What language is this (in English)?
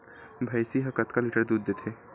Chhattisgarhi